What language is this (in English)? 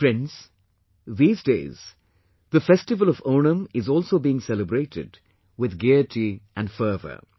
English